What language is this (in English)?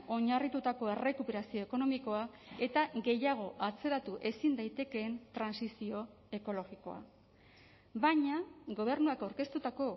Basque